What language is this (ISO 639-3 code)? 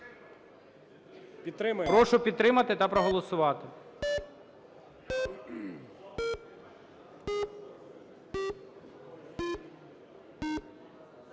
ukr